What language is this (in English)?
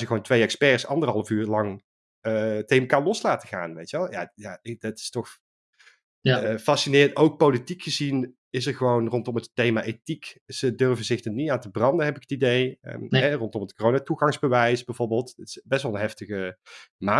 Dutch